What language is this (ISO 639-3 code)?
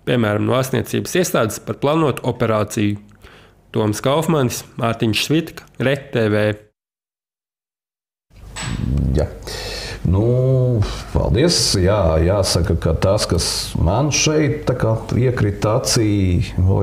lav